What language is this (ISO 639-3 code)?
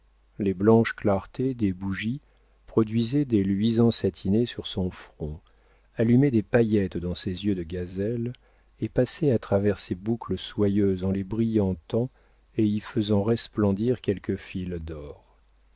fra